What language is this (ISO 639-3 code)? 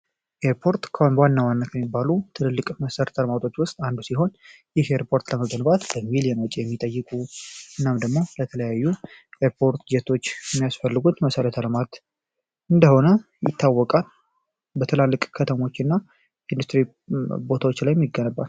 amh